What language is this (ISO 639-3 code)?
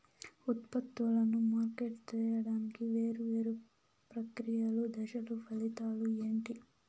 tel